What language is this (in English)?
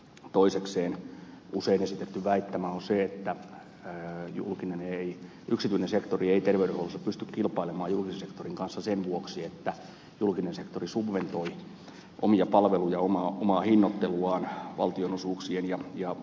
Finnish